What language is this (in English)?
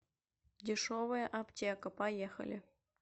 Russian